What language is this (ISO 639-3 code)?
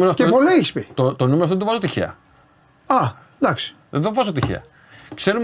ell